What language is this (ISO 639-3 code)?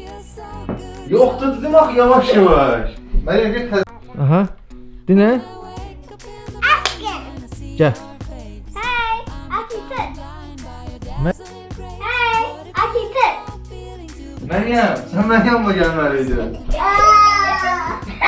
tur